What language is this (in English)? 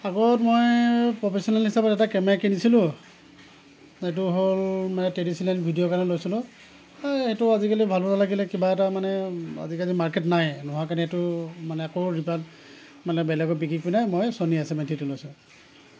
Assamese